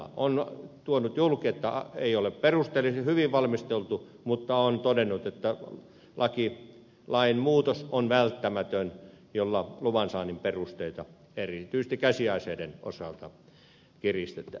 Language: Finnish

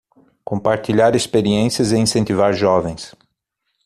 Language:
Portuguese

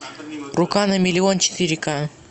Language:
Russian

